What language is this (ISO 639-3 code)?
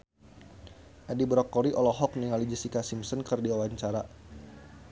sun